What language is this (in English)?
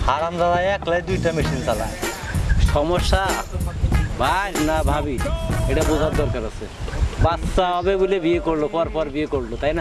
Bangla